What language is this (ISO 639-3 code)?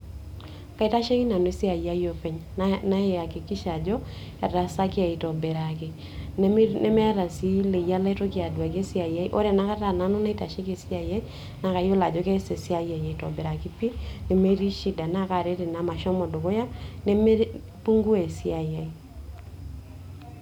mas